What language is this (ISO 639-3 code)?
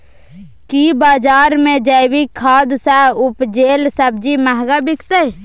mai